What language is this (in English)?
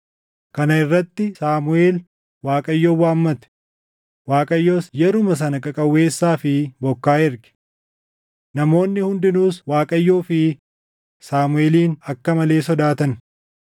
Oromo